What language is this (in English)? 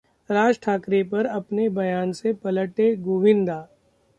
Hindi